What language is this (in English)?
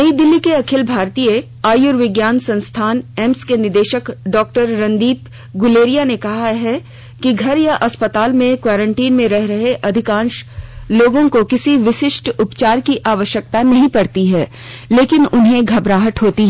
Hindi